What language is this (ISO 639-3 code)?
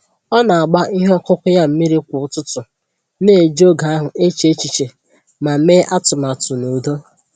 ibo